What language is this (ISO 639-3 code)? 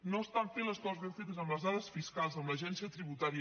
cat